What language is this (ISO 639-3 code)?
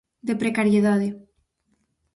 glg